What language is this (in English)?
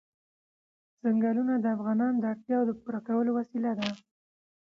Pashto